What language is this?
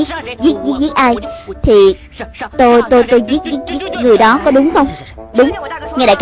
Vietnamese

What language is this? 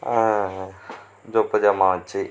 Tamil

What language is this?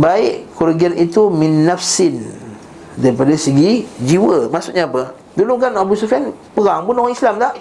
Malay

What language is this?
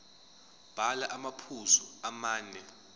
Zulu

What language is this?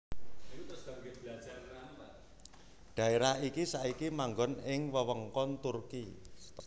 Javanese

